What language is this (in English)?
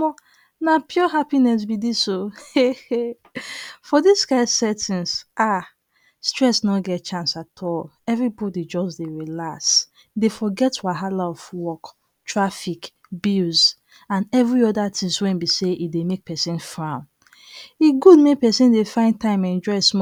Nigerian Pidgin